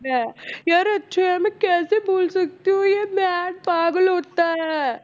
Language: Punjabi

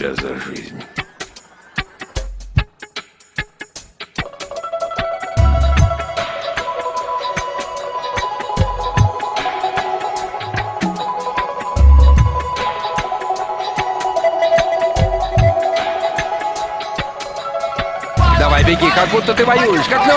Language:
Russian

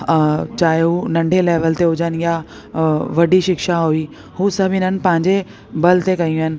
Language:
Sindhi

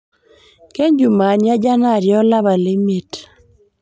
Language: Masai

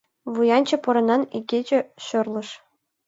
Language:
Mari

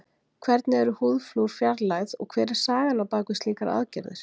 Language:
Icelandic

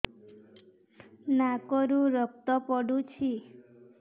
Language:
Odia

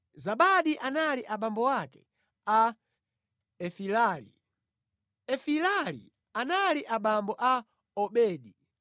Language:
Nyanja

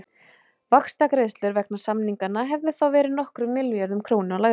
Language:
Icelandic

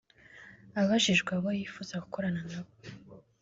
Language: Kinyarwanda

